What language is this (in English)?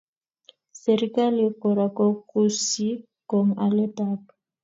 Kalenjin